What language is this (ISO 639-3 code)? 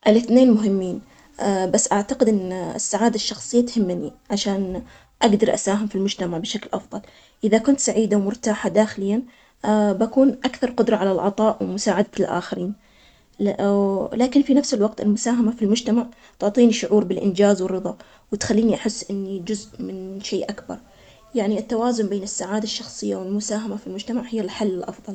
acx